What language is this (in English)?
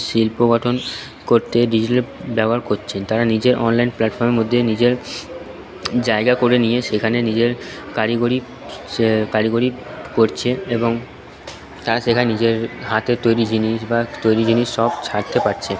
Bangla